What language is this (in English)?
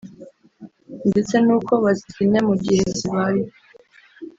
Kinyarwanda